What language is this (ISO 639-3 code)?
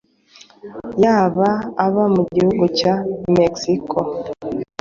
kin